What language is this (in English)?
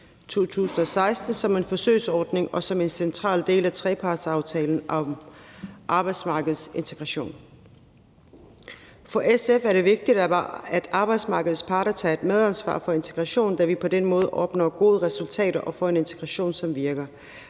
Danish